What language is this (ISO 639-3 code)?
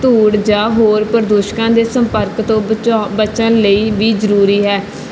pan